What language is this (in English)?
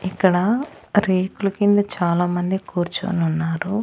Telugu